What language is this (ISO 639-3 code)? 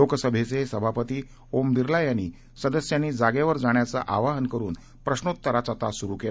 mar